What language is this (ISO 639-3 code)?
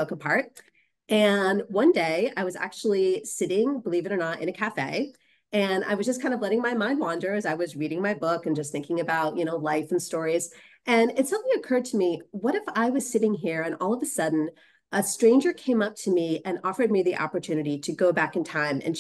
eng